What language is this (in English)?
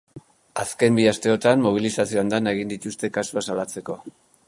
Basque